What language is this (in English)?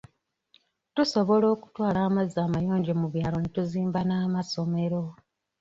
Ganda